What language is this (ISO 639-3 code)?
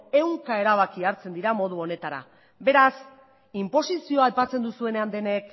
eus